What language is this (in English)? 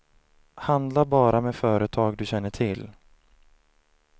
Swedish